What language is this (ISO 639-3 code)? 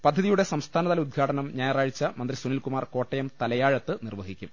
mal